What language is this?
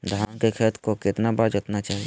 Magahi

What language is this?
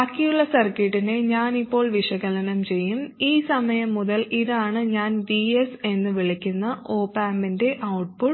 Malayalam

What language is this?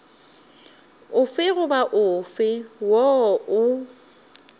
Northern Sotho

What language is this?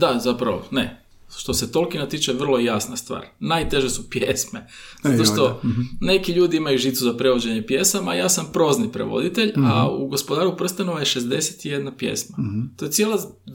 Croatian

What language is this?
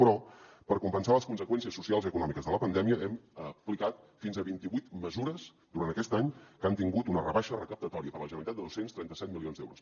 Catalan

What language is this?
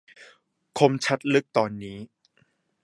Thai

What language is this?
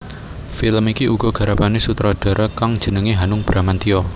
Javanese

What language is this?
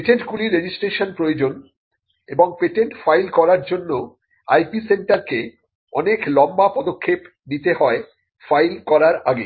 Bangla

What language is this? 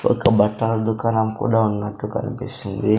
Telugu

